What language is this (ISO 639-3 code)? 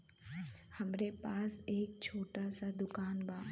bho